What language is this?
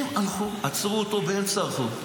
Hebrew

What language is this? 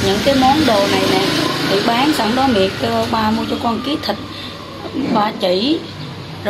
Vietnamese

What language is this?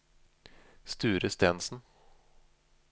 Norwegian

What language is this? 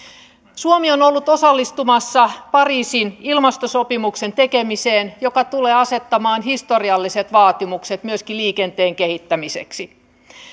Finnish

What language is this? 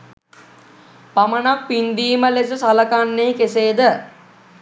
Sinhala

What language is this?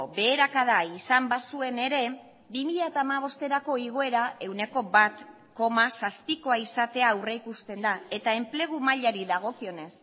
Basque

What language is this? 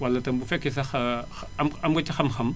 Wolof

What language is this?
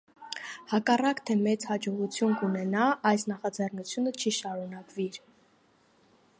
Armenian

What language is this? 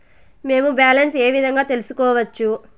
Telugu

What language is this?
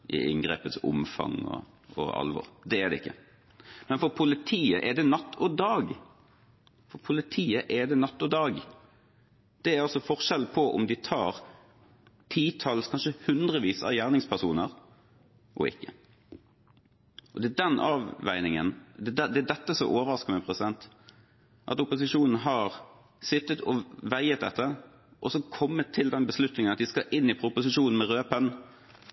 Norwegian Bokmål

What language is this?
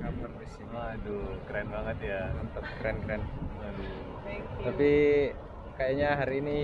Indonesian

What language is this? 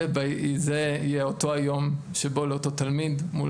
Hebrew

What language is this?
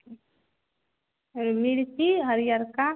Maithili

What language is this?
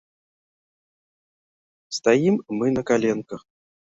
Belarusian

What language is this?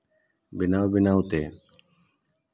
Santali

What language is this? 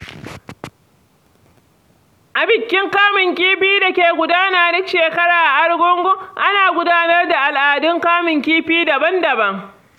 Hausa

